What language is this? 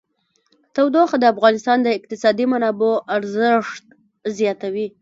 Pashto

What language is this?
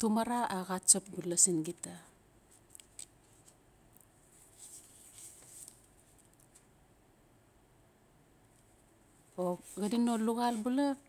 Notsi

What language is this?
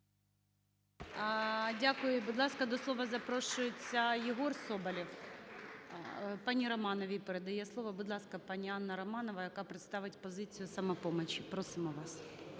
Ukrainian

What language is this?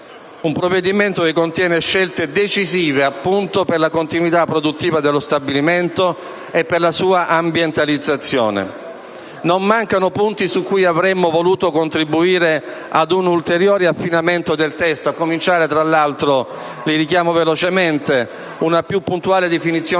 Italian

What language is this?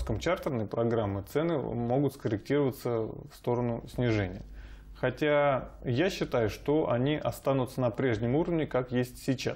Russian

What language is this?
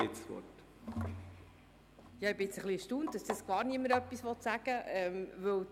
Swiss German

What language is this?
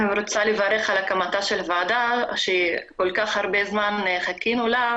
Hebrew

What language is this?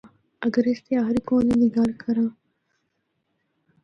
Northern Hindko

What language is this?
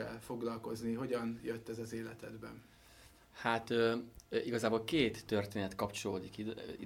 Hungarian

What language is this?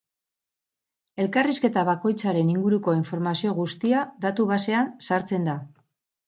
Basque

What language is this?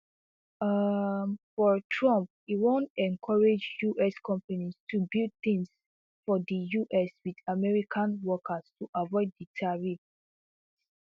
Nigerian Pidgin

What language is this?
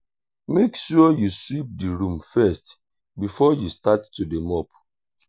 Nigerian Pidgin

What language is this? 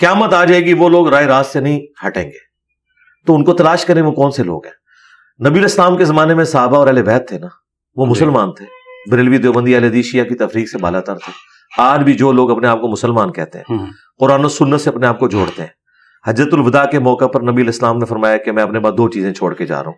Urdu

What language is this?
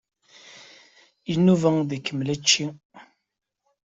Kabyle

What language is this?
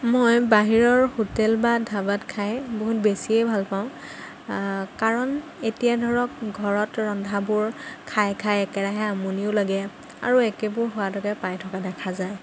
Assamese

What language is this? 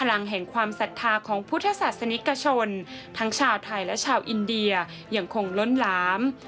Thai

